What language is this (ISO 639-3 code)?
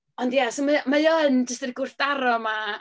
cym